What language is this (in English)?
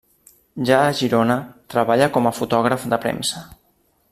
Catalan